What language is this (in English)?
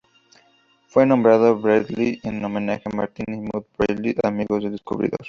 Spanish